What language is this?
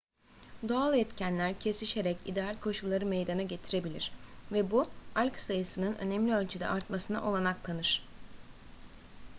Turkish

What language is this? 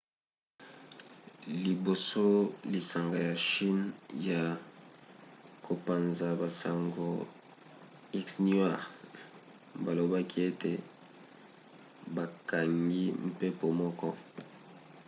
Lingala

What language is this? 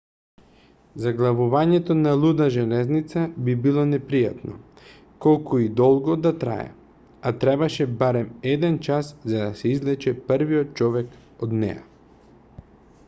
Macedonian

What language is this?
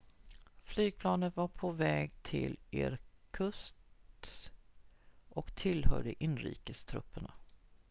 Swedish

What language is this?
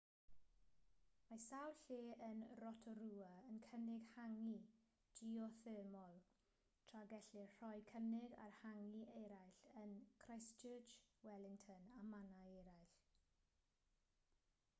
Welsh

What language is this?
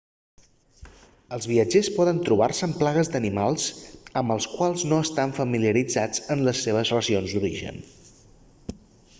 Catalan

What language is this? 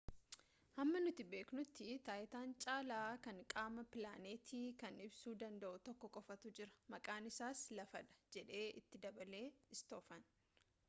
Oromo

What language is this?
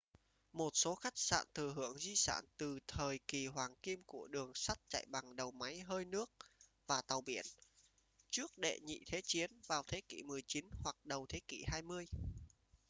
Vietnamese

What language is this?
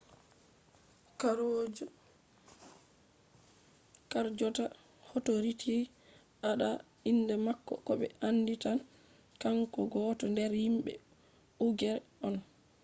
Fula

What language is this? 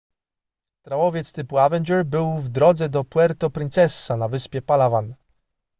Polish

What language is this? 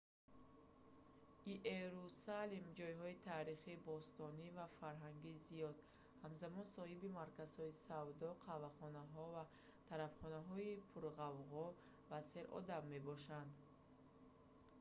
Tajik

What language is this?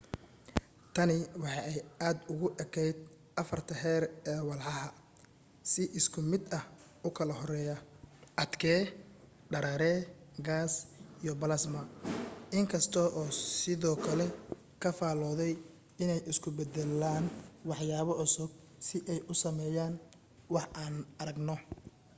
Somali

